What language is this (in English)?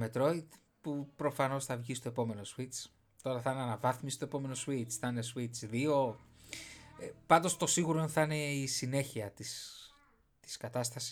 Greek